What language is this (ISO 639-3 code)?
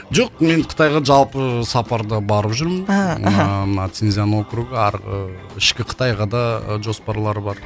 kaz